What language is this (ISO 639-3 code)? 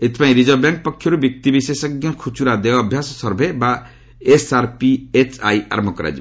ori